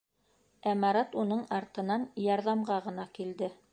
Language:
Bashkir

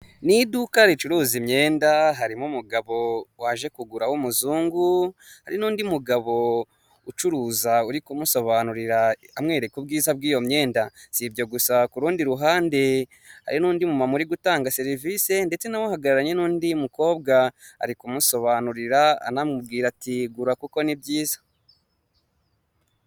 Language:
Kinyarwanda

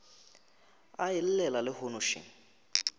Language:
Northern Sotho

